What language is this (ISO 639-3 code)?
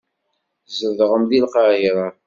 kab